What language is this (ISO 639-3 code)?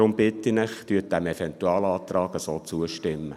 gsw